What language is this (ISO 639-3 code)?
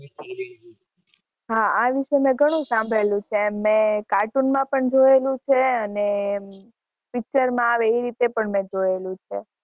guj